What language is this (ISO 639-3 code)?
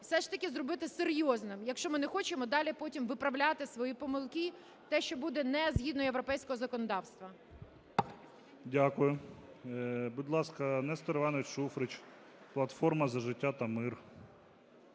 ukr